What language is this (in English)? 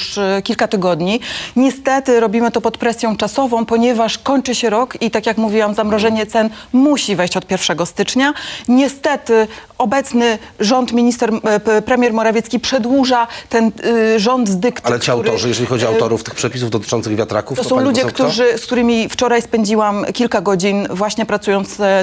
Polish